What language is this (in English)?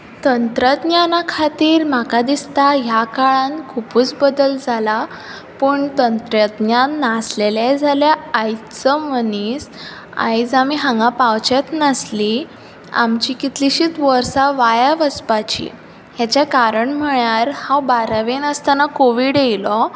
Konkani